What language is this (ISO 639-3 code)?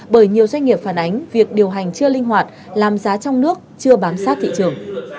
vie